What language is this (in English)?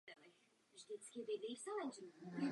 Czech